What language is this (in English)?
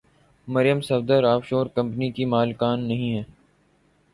Urdu